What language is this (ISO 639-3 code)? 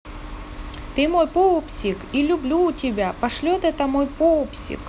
rus